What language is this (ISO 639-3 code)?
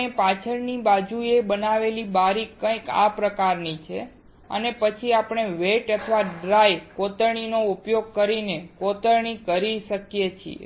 guj